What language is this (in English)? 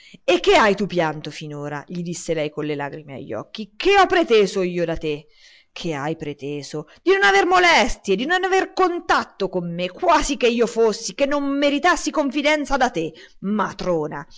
Italian